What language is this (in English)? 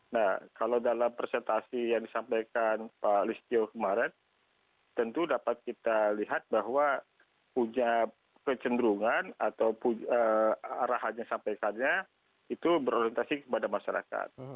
Indonesian